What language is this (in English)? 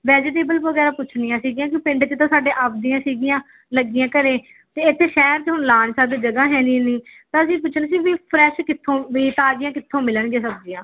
Punjabi